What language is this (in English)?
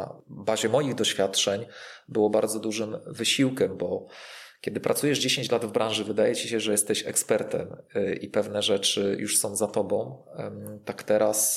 Polish